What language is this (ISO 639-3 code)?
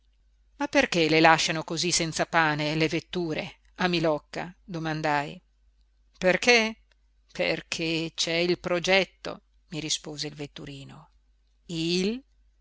ita